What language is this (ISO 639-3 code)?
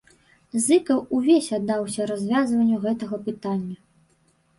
bel